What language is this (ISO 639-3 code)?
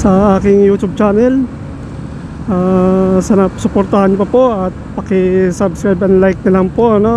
fil